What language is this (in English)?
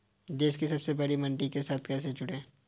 Hindi